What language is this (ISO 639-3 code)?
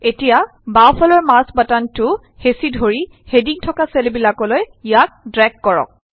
asm